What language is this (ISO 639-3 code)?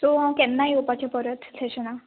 kok